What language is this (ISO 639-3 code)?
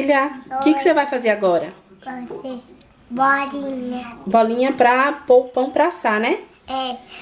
por